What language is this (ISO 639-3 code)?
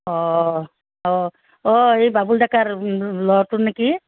asm